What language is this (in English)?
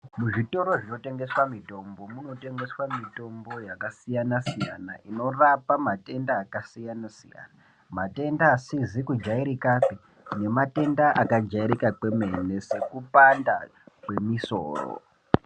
Ndau